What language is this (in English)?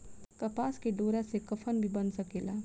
Bhojpuri